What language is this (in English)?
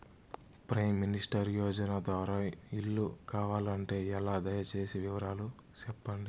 Telugu